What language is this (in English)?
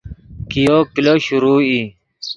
Yidgha